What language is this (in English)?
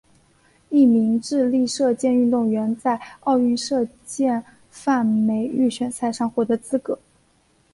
Chinese